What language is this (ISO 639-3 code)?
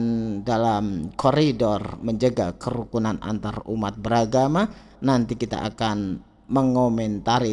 ind